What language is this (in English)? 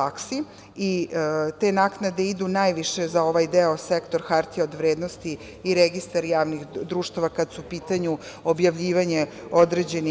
Serbian